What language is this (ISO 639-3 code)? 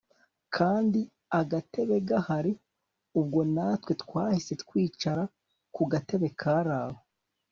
kin